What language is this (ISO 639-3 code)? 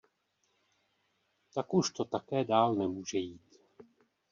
ces